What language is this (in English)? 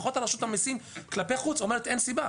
Hebrew